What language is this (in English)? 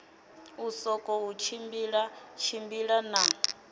Venda